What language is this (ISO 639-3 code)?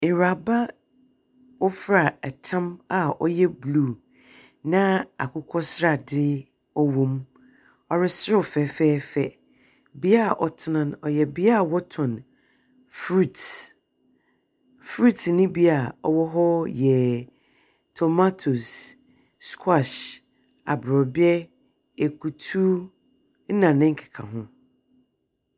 aka